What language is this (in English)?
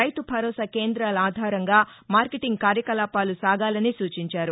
Telugu